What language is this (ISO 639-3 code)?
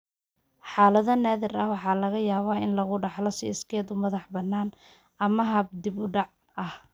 som